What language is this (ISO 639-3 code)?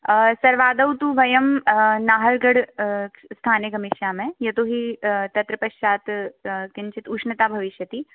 san